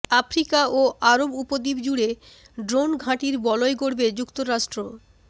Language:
Bangla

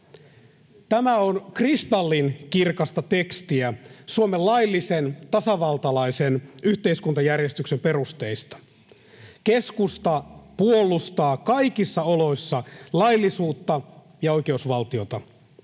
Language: Finnish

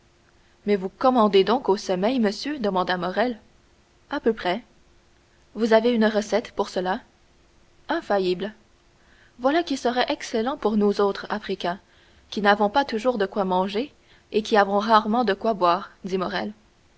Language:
French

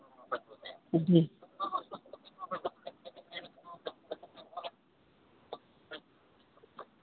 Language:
Hindi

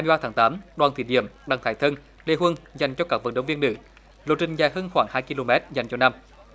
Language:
Vietnamese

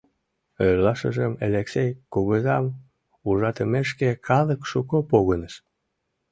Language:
Mari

